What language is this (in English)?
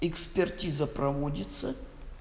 Russian